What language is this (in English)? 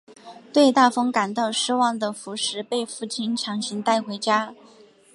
Chinese